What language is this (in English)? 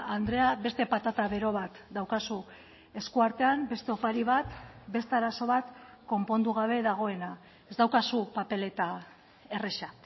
Basque